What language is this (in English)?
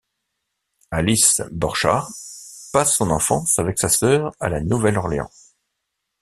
French